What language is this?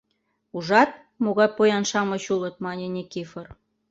Mari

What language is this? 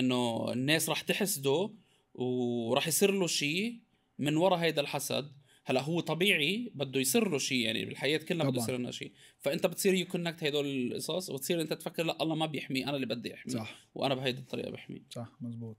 Arabic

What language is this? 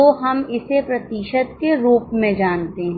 Hindi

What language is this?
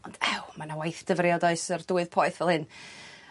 Welsh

